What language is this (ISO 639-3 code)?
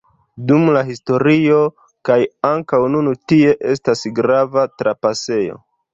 epo